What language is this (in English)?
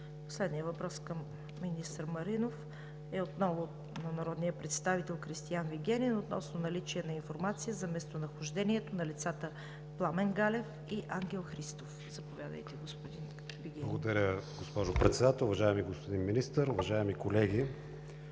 Bulgarian